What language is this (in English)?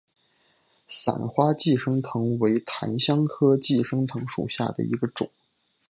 Chinese